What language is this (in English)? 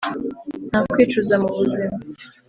Kinyarwanda